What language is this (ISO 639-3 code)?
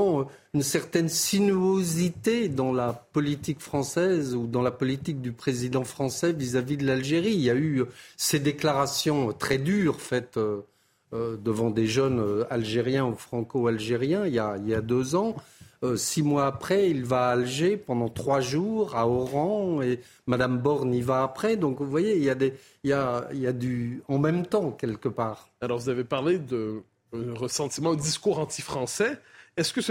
fra